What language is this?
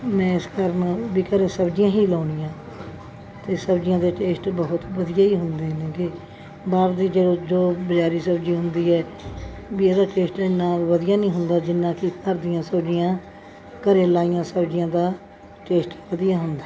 Punjabi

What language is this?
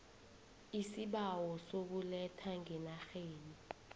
South Ndebele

